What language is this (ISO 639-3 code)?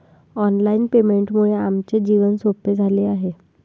mar